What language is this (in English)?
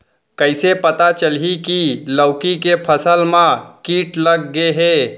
Chhattisgarhi